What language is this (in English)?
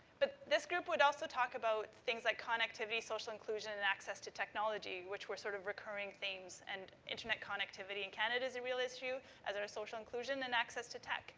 English